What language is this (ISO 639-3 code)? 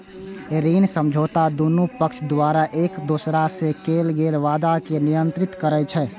mai